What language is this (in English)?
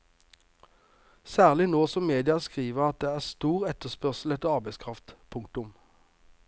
Norwegian